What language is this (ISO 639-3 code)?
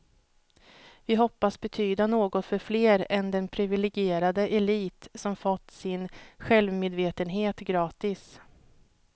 swe